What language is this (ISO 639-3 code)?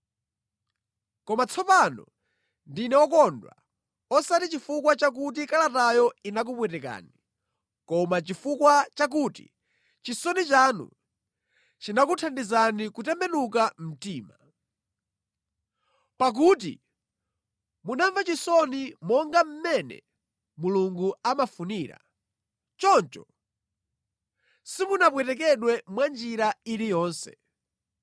nya